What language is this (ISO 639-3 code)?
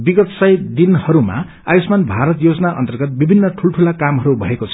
nep